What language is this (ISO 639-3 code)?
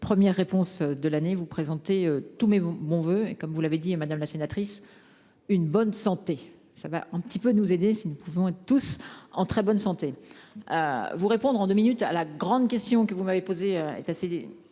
fra